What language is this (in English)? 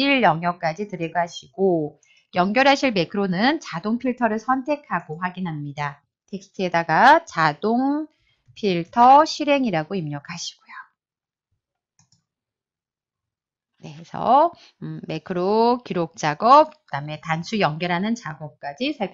Korean